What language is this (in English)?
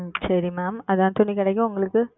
Tamil